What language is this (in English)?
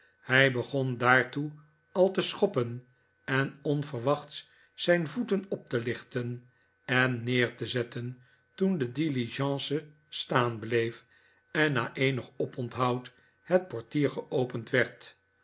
Dutch